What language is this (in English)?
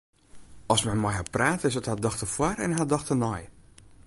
Western Frisian